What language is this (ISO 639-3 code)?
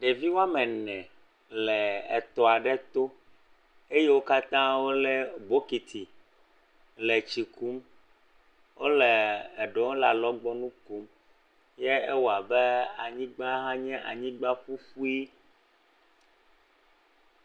ewe